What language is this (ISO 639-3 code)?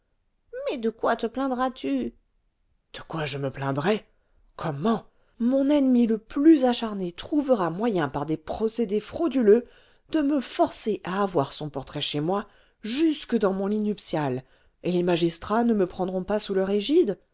fra